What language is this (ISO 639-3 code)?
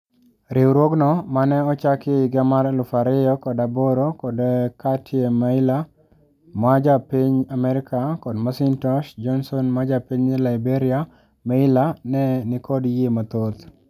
luo